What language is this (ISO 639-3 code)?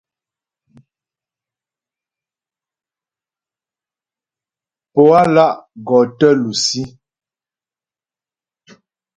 bbj